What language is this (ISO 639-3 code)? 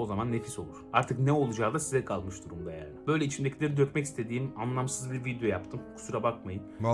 tur